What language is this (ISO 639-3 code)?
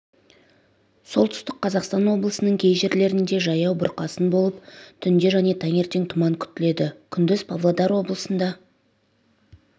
kaz